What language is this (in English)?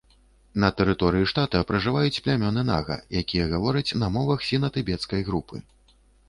Belarusian